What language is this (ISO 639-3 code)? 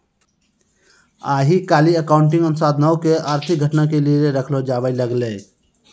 mai